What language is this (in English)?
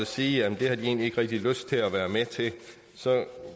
Danish